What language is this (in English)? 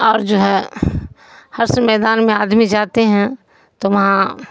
Urdu